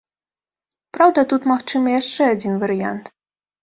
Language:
Belarusian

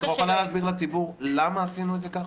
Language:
Hebrew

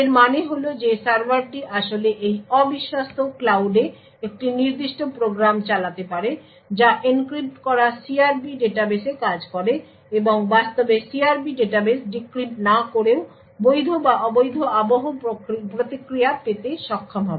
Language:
Bangla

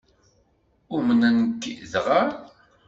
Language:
Kabyle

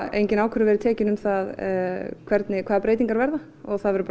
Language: Icelandic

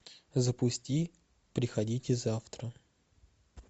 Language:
Russian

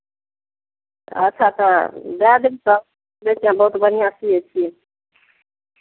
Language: Maithili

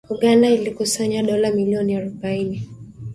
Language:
Swahili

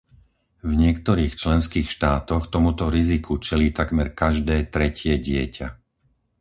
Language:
Slovak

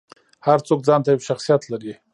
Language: Pashto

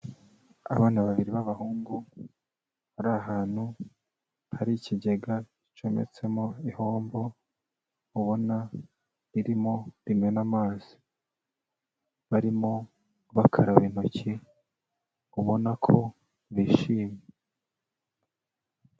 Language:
Kinyarwanda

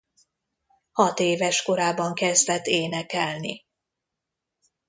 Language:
Hungarian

